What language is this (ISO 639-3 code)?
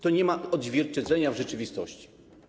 pol